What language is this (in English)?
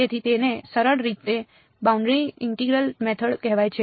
Gujarati